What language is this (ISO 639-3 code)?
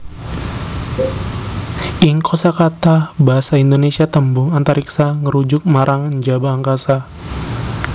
jav